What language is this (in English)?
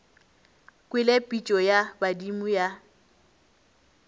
Northern Sotho